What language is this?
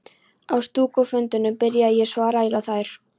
Icelandic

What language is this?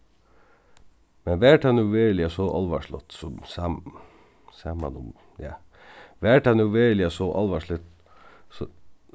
Faroese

